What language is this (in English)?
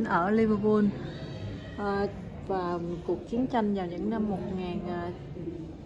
Vietnamese